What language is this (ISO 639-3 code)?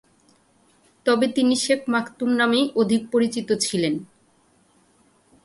ben